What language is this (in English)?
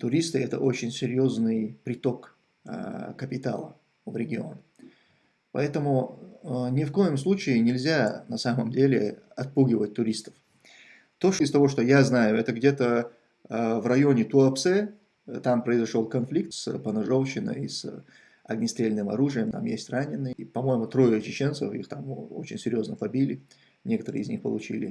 Russian